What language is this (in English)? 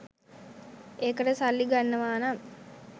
Sinhala